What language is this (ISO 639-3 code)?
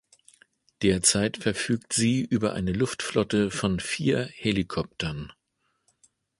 deu